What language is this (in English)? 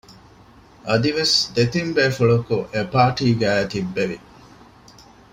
Divehi